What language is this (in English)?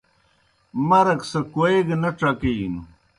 Kohistani Shina